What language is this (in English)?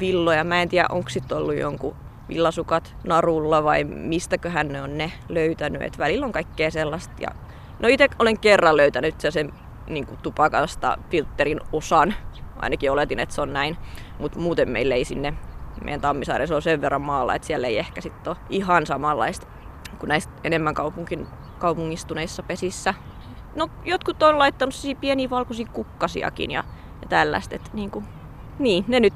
Finnish